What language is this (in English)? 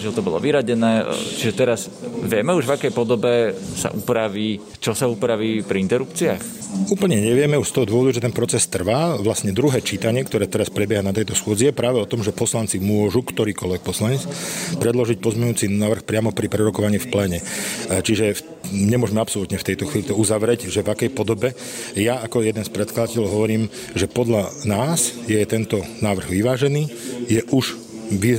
Slovak